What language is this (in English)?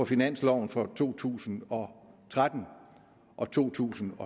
Danish